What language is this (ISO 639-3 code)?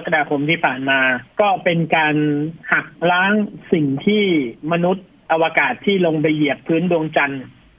tha